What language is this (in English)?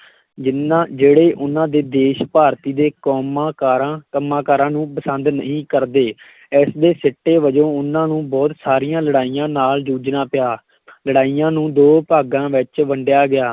Punjabi